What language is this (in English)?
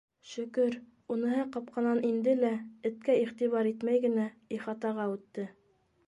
Bashkir